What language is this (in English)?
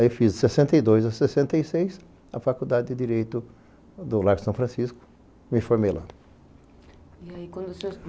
Portuguese